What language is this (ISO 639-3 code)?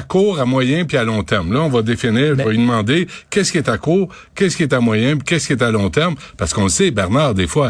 fra